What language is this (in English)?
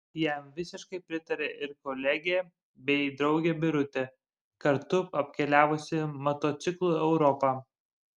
Lithuanian